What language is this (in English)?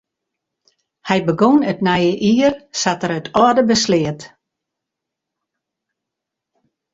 Western Frisian